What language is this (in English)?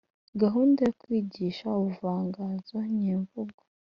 Kinyarwanda